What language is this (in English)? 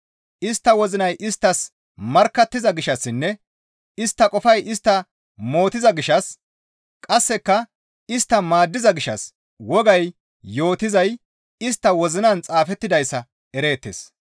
Gamo